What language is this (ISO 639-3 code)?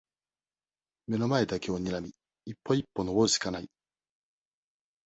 jpn